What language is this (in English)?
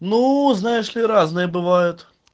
Russian